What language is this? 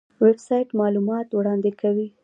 Pashto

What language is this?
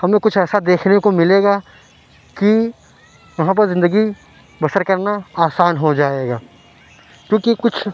Urdu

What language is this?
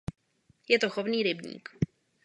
Czech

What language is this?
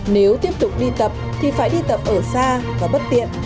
Vietnamese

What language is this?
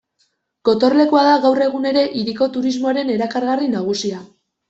Basque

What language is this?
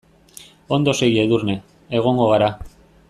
Basque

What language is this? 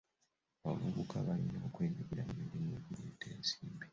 Ganda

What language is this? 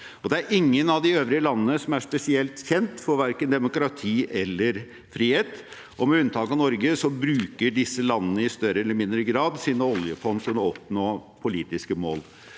Norwegian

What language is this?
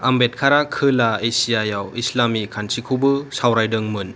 Bodo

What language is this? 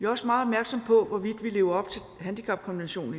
Danish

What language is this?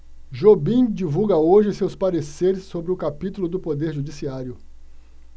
Portuguese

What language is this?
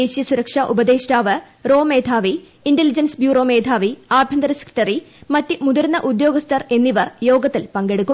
Malayalam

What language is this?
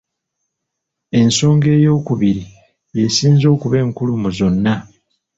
Ganda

